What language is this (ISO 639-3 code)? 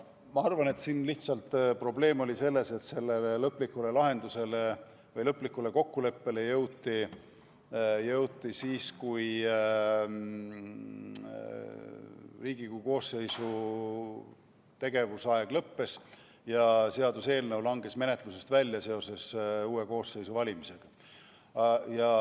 est